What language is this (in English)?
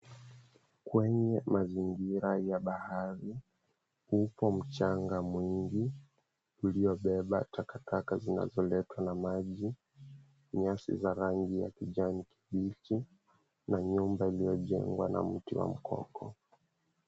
Swahili